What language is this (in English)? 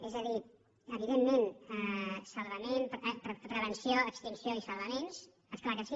Catalan